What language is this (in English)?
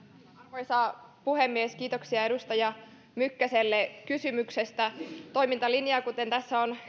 Finnish